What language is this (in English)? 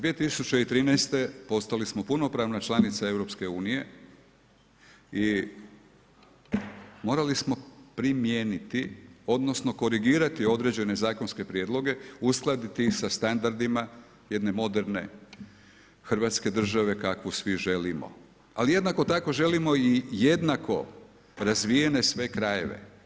Croatian